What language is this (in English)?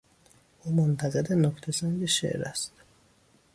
Persian